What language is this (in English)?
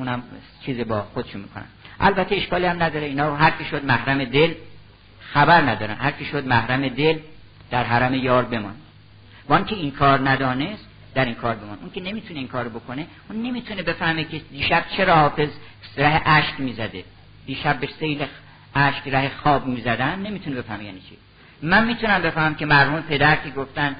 Persian